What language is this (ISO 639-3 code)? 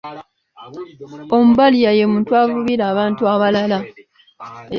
lug